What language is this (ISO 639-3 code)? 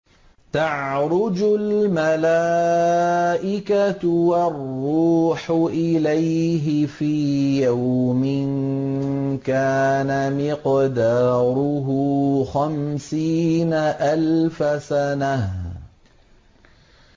ara